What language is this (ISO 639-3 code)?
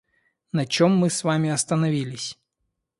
rus